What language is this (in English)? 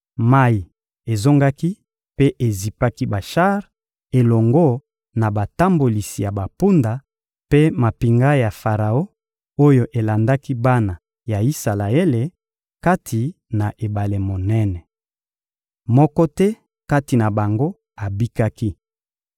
Lingala